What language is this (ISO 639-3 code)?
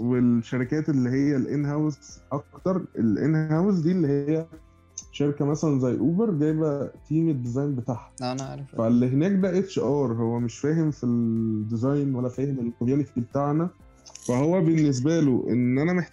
ara